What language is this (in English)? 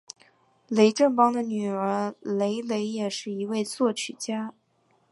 Chinese